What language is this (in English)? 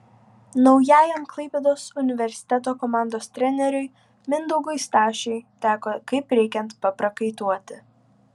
Lithuanian